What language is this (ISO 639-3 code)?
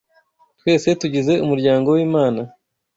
kin